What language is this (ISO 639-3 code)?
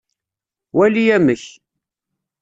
kab